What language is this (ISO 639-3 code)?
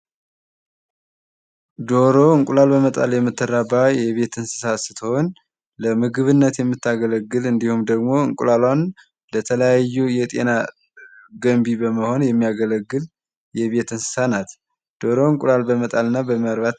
amh